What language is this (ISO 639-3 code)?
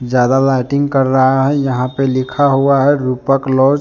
hin